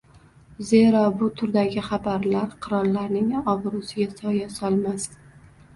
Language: Uzbek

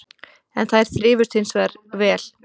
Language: Icelandic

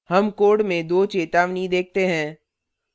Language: Hindi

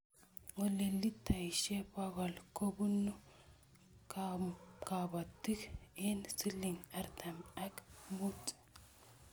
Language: Kalenjin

